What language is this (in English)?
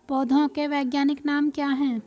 Hindi